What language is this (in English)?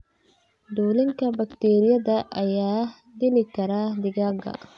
Somali